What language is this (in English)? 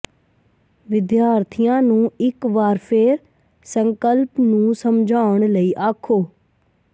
Punjabi